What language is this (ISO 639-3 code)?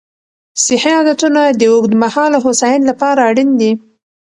pus